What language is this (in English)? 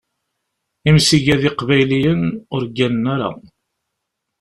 Kabyle